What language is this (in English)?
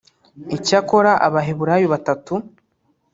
Kinyarwanda